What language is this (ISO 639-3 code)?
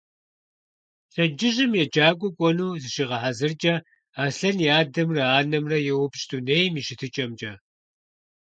kbd